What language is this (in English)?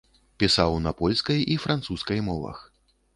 Belarusian